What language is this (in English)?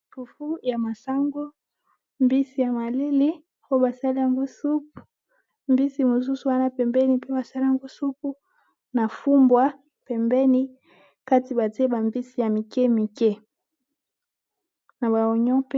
Lingala